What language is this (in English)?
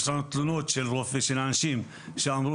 Hebrew